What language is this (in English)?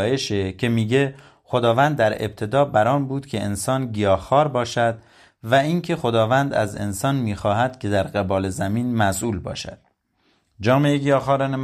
Persian